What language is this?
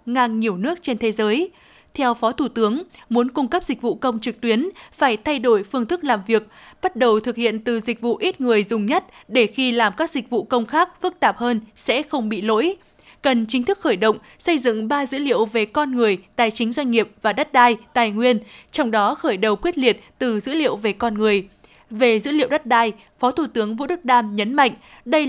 Vietnamese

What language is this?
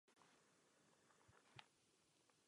Czech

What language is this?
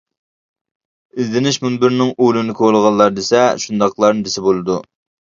Uyghur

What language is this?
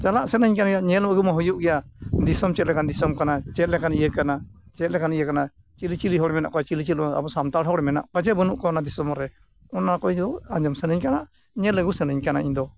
Santali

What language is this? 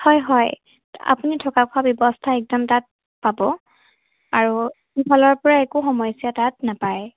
Assamese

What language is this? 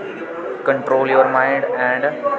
Dogri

